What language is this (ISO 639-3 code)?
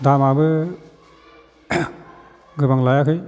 brx